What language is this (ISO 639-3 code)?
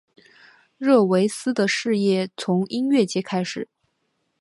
zho